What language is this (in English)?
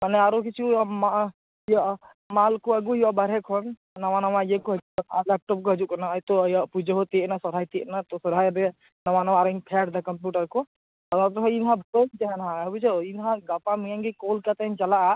Santali